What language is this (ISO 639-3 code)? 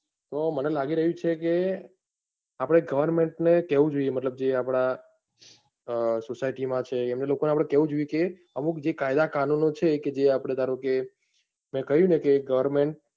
guj